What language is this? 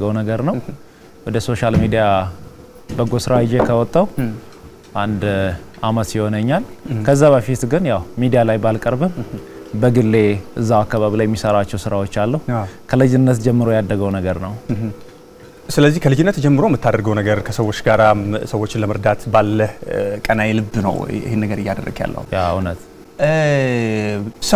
Arabic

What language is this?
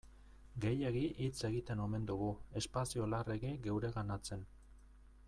Basque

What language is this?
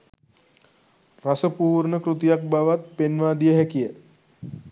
Sinhala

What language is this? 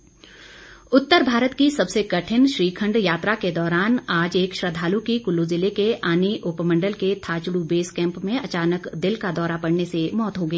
Hindi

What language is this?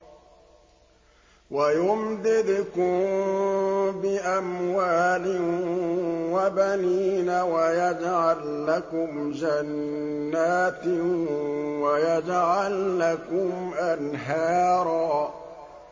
Arabic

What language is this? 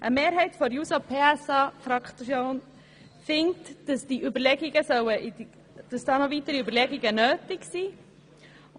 Swiss German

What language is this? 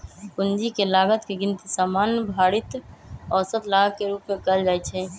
Magahi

